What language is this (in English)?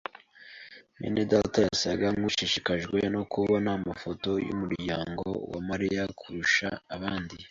Kinyarwanda